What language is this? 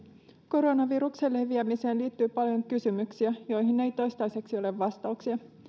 Finnish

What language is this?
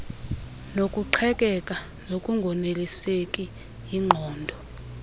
Xhosa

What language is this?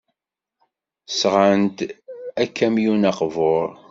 Kabyle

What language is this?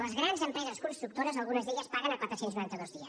Catalan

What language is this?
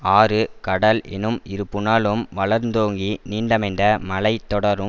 Tamil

